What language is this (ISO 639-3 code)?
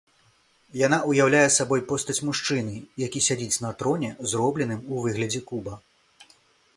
bel